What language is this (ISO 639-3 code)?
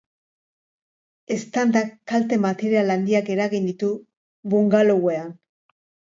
eus